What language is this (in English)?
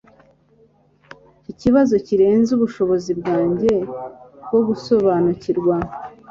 Kinyarwanda